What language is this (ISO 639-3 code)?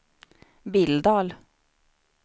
swe